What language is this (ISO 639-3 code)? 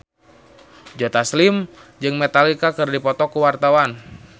sun